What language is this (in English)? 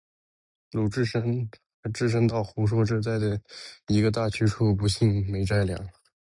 Chinese